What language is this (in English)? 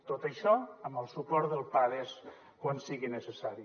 Catalan